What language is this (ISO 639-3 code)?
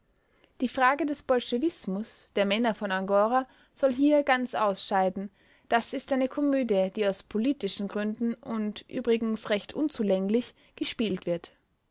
deu